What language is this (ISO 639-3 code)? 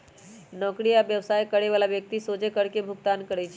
mag